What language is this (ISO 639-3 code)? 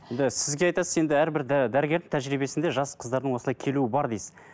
kaz